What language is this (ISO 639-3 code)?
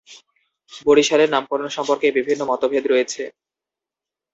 ben